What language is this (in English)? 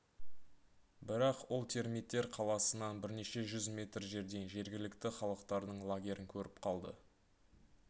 Kazakh